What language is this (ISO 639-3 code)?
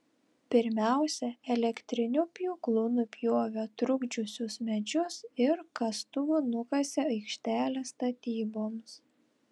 lit